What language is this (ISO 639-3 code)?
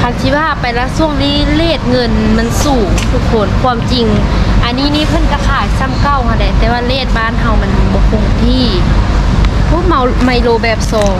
tha